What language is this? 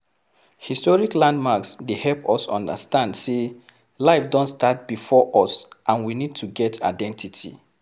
Nigerian Pidgin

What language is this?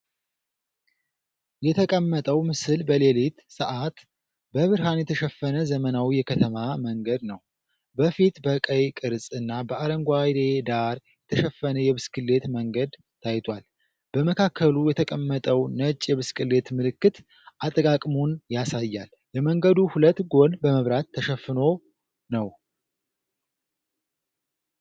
Amharic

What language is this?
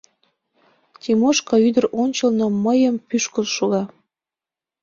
Mari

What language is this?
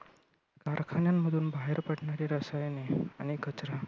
Marathi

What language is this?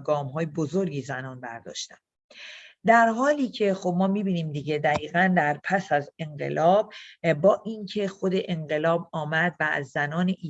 Persian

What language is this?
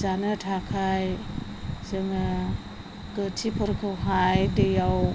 Bodo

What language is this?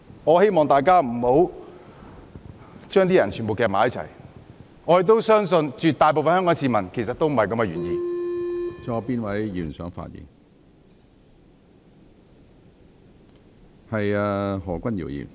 Cantonese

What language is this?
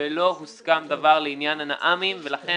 Hebrew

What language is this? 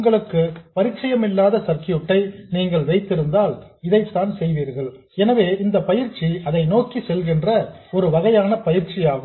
Tamil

